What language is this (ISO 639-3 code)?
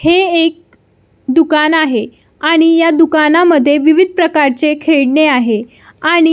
mar